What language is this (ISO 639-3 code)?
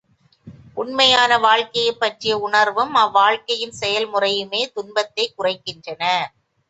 tam